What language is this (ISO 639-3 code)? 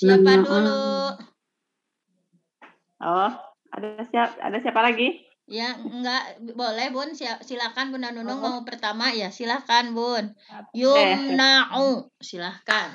ind